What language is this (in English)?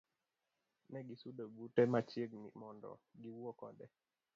Luo (Kenya and Tanzania)